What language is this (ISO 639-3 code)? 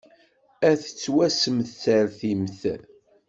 kab